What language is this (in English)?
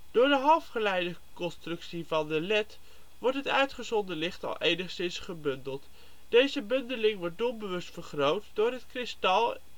Dutch